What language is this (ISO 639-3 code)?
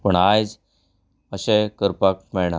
kok